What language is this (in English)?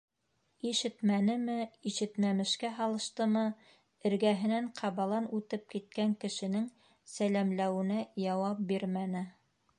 Bashkir